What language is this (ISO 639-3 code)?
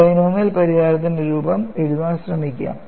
mal